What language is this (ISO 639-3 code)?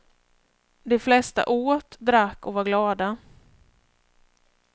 swe